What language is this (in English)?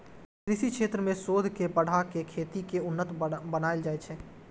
Maithili